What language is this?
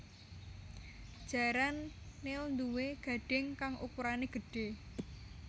Javanese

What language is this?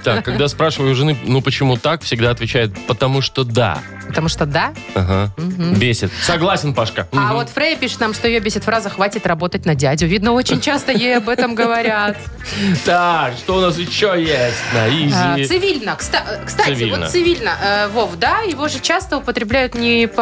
Russian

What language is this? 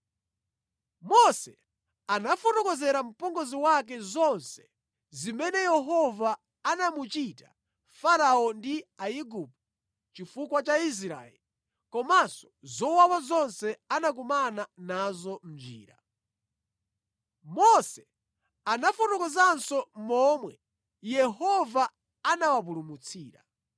Nyanja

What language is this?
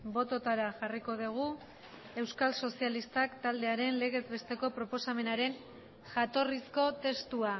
Basque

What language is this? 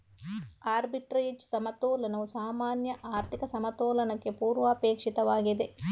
Kannada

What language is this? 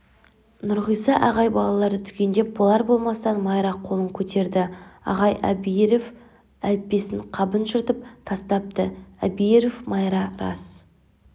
Kazakh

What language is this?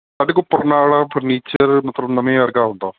Punjabi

